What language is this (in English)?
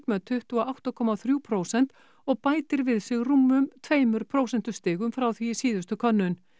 Icelandic